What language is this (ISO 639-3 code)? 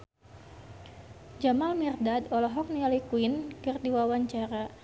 sun